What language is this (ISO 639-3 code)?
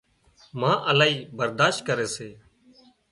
kxp